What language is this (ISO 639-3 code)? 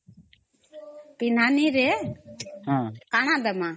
ori